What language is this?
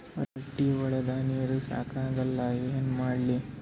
Kannada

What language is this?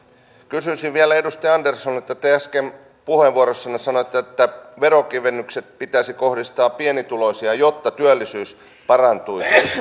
Finnish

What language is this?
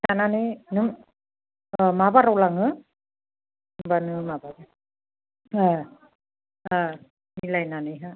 Bodo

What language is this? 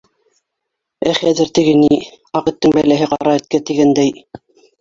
Bashkir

